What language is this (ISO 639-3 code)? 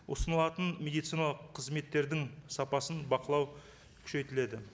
kaz